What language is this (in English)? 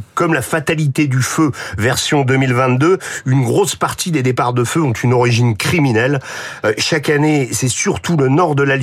French